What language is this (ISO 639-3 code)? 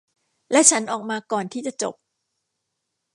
tha